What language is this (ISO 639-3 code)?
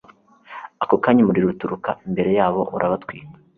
kin